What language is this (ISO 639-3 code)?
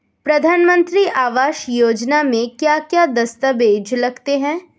hin